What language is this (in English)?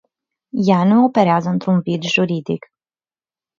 Romanian